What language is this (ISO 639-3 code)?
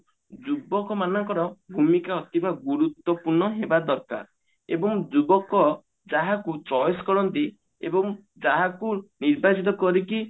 ori